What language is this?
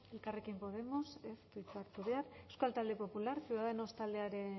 Basque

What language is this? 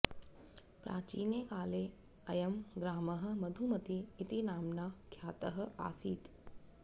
Sanskrit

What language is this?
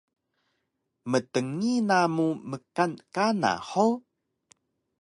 Taroko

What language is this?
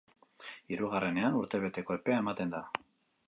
Basque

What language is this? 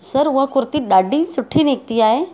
Sindhi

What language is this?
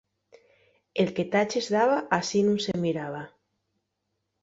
Asturian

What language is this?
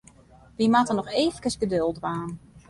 Western Frisian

